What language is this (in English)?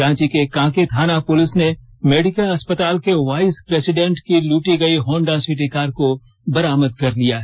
Hindi